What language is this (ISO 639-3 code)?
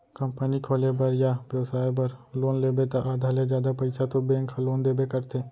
hne